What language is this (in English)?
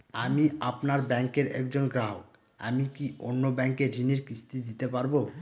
Bangla